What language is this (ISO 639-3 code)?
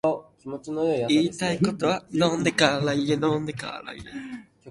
jpn